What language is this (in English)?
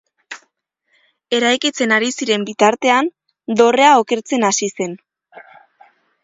Basque